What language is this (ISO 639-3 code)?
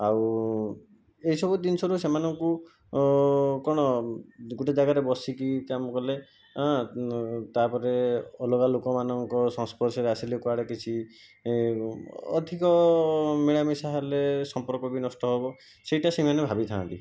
ori